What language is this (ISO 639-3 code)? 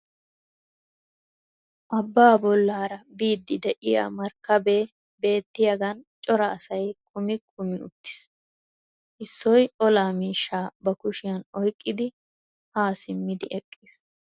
wal